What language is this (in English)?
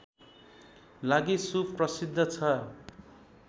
Nepali